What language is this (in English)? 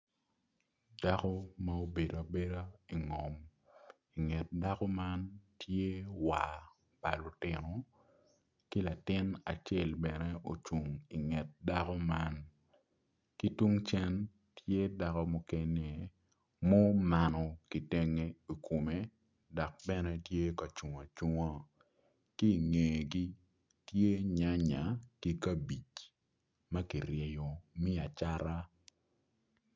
Acoli